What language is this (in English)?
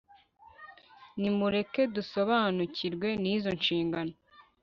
Kinyarwanda